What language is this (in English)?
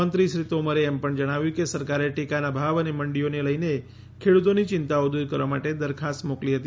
Gujarati